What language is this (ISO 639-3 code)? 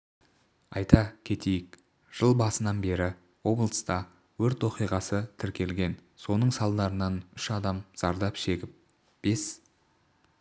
kaz